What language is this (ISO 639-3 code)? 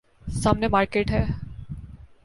urd